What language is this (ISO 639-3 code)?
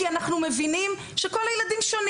heb